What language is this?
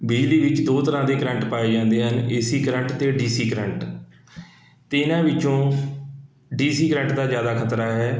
Punjabi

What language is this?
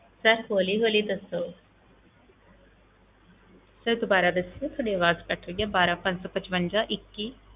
Punjabi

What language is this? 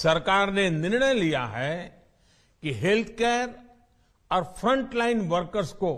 Hindi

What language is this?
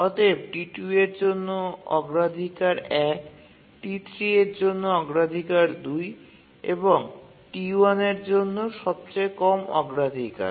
Bangla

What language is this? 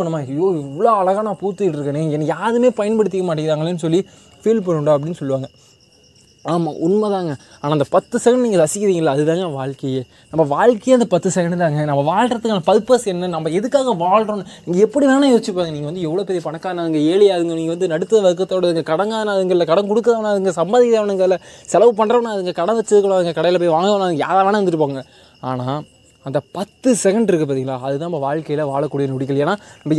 Tamil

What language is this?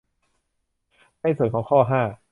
Thai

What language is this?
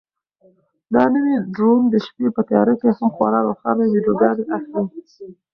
Pashto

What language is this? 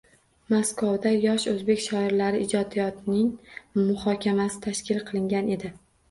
Uzbek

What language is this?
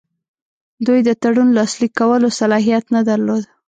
Pashto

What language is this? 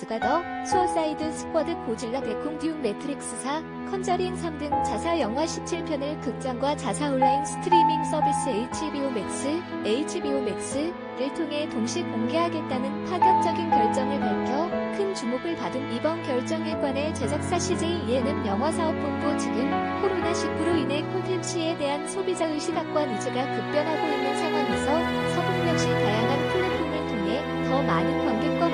Korean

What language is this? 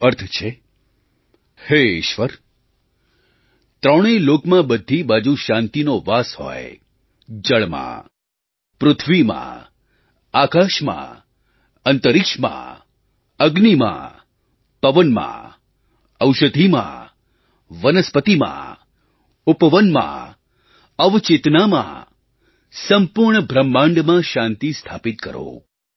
Gujarati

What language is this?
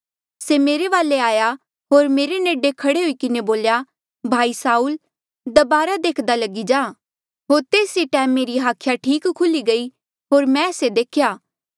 Mandeali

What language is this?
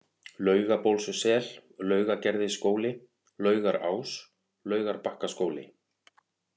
Icelandic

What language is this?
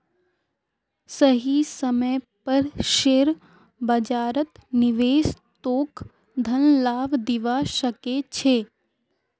Magahi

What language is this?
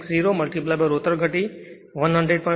Gujarati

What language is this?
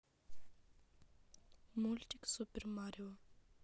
Russian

